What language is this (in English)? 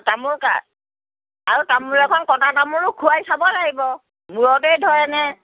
Assamese